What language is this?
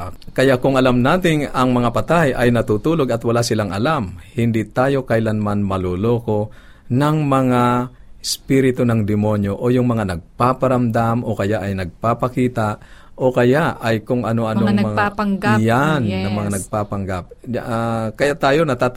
Filipino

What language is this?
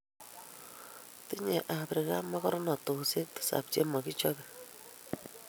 Kalenjin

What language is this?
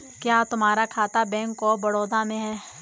Hindi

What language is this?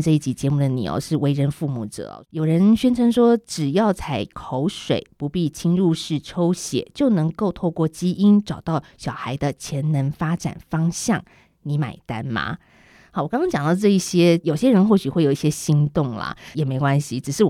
Chinese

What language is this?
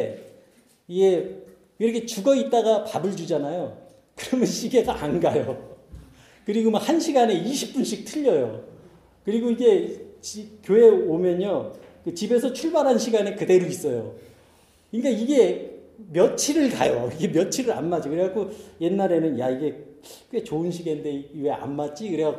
Korean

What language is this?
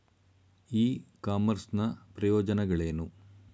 Kannada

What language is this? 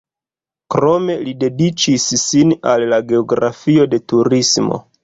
Esperanto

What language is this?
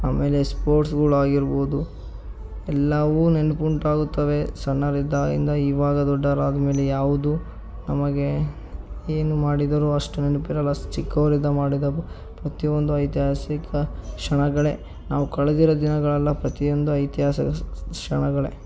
Kannada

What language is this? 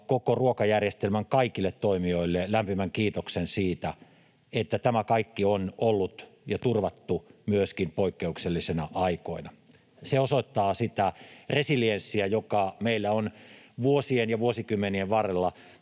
Finnish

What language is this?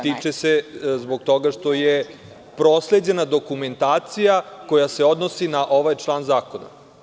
Serbian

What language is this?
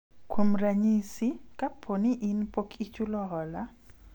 Luo (Kenya and Tanzania)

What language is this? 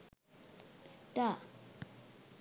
Sinhala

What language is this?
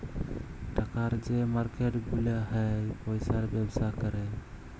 Bangla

